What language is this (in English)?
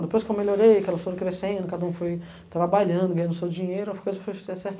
Portuguese